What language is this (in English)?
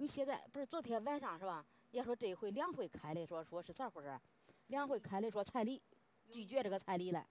Chinese